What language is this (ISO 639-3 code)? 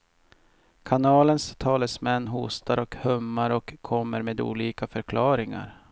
swe